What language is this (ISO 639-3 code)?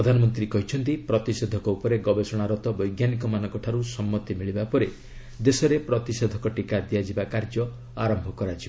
ori